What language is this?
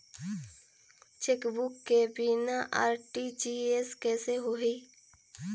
Chhattisgarhi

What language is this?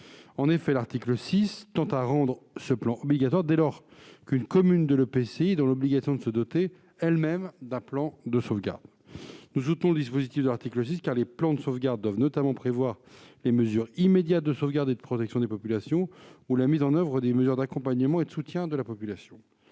French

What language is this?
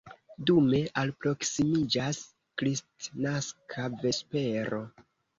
Esperanto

